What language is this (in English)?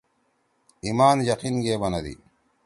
Torwali